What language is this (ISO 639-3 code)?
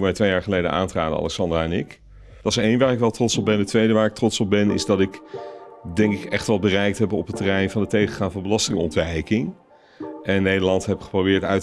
nld